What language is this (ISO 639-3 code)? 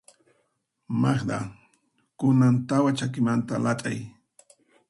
qxp